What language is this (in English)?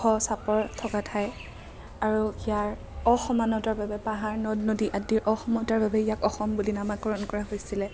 Assamese